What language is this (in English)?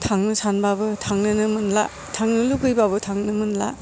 Bodo